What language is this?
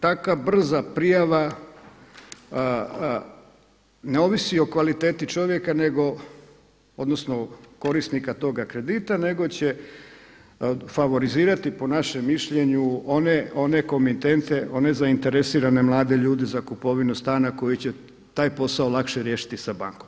Croatian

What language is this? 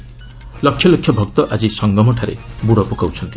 Odia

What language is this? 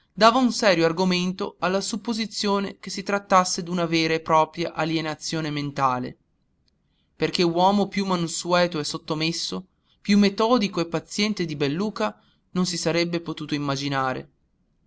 Italian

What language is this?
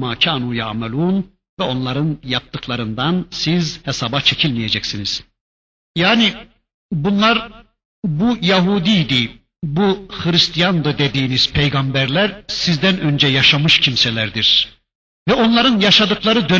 Turkish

